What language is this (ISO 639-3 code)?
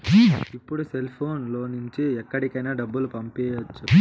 tel